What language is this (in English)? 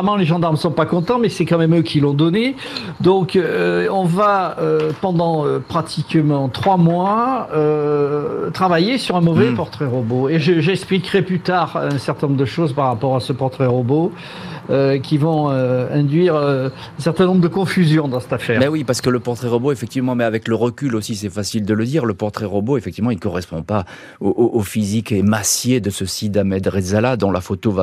French